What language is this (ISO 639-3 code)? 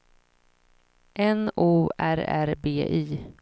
swe